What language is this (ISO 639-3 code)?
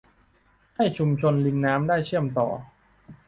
tha